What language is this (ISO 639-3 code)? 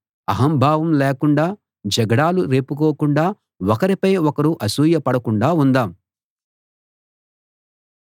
tel